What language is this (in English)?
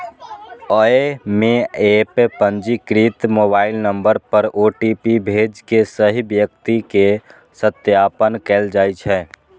Maithili